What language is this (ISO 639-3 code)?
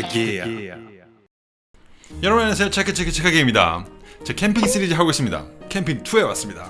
kor